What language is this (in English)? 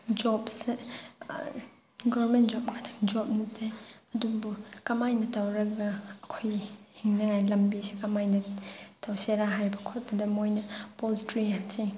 Manipuri